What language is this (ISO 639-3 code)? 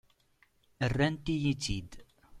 kab